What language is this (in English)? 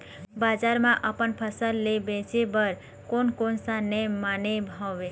Chhattisgarhi